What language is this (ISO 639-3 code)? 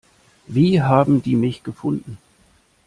deu